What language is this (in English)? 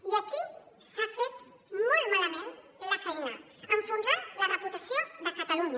Catalan